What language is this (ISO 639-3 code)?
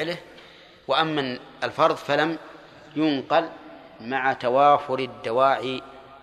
ara